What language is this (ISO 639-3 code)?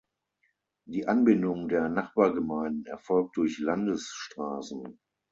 deu